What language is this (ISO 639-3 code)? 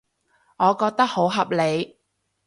yue